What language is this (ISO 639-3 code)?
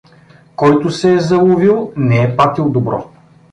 bul